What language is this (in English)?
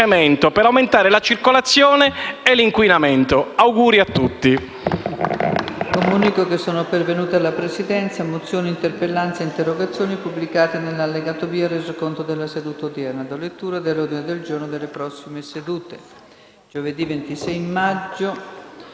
Italian